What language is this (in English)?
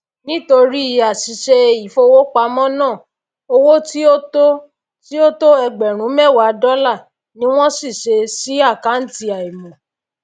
Yoruba